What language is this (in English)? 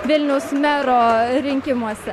Lithuanian